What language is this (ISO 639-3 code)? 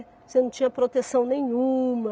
por